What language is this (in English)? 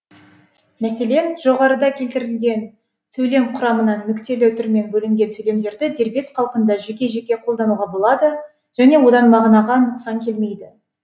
Kazakh